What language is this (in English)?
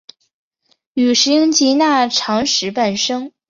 Chinese